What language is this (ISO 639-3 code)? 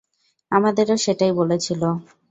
ben